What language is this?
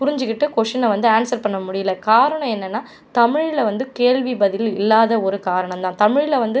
Tamil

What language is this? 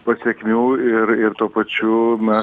Lithuanian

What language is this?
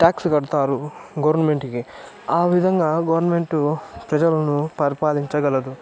Telugu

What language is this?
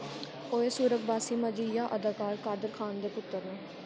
Dogri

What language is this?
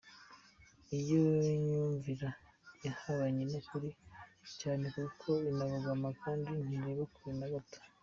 Kinyarwanda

